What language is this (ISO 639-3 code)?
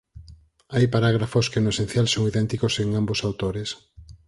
glg